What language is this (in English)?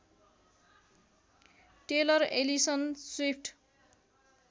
Nepali